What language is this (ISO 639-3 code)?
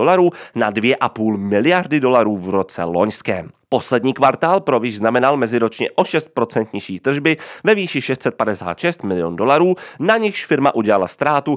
ces